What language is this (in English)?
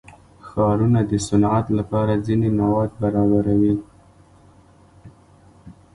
Pashto